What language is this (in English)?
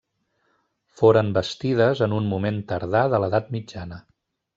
Catalan